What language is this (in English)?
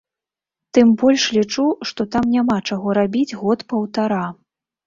Belarusian